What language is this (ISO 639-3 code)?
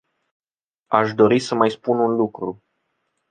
ron